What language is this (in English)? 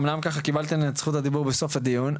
Hebrew